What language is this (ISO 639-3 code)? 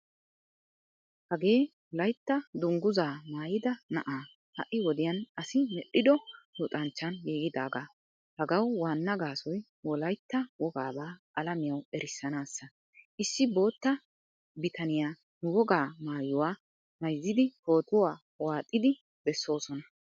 wal